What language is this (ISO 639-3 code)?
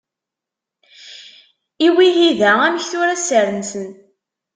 kab